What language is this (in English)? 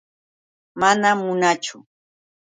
Yauyos Quechua